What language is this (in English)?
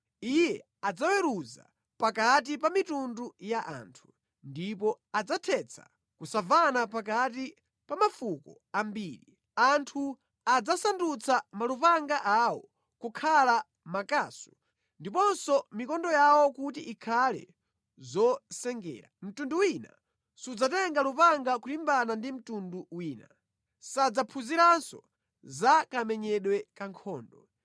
Nyanja